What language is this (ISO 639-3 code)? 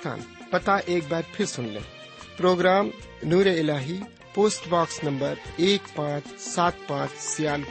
urd